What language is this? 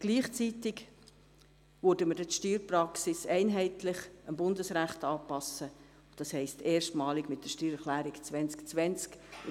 Swiss German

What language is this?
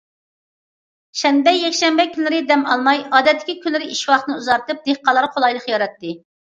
Uyghur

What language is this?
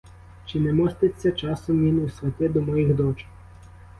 Ukrainian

